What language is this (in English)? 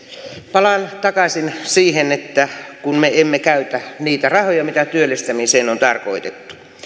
Finnish